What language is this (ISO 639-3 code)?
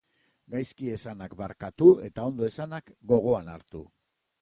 eus